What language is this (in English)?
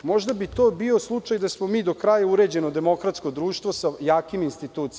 Serbian